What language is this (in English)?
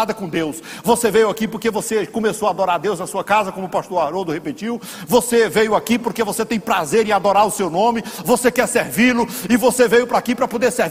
Portuguese